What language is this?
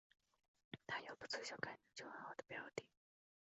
Chinese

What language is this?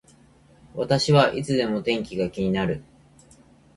Japanese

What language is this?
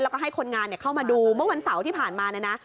Thai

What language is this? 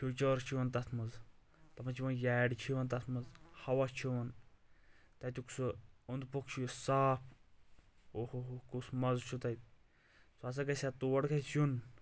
Kashmiri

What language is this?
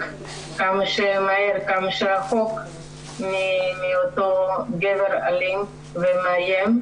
Hebrew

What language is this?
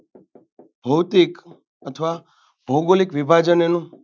Gujarati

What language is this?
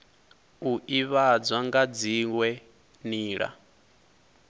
Venda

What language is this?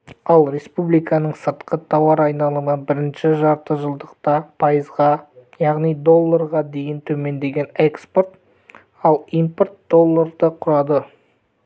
Kazakh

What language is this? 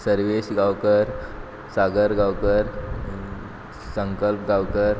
Konkani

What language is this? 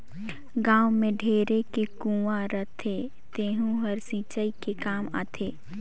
Chhattisgarhi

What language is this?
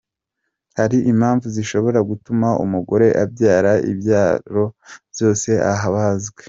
Kinyarwanda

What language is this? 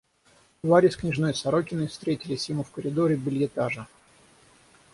Russian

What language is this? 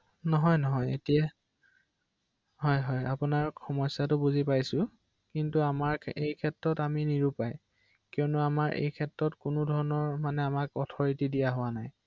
Assamese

